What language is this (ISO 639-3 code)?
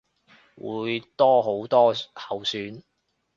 yue